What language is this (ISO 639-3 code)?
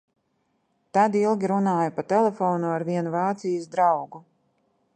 lav